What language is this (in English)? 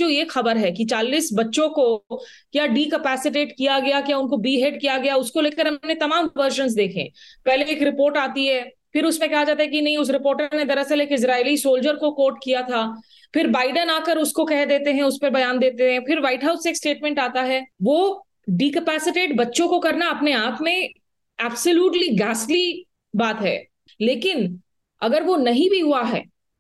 Hindi